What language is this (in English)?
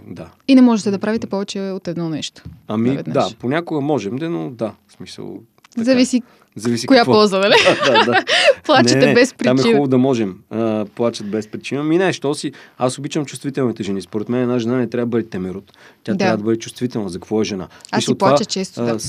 Bulgarian